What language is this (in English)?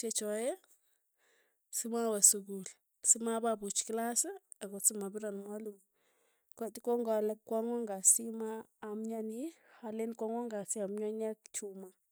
Tugen